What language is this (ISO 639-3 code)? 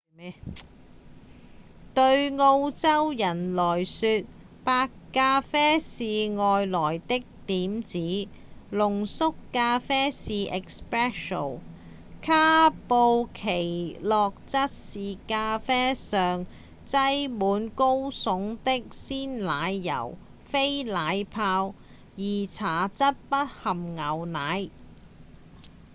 yue